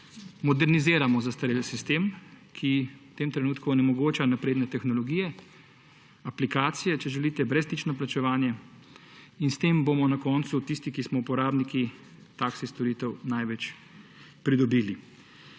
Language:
Slovenian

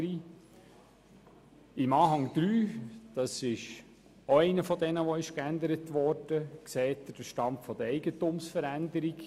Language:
Swiss German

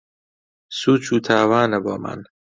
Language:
Central Kurdish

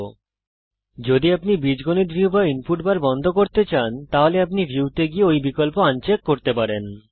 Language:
Bangla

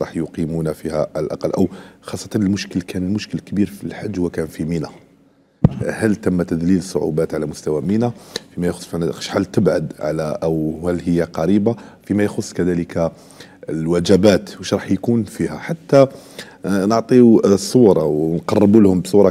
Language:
Arabic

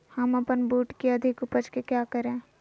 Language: Magahi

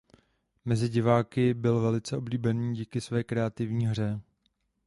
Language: Czech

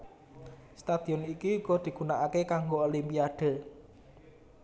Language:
Javanese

